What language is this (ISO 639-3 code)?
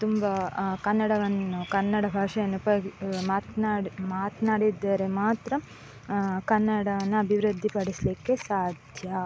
kan